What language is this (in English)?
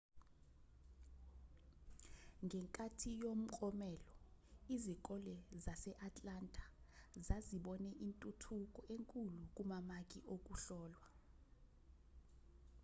Zulu